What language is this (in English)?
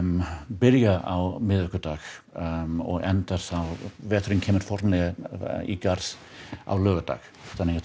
Icelandic